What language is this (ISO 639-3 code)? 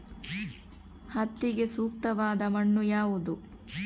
kan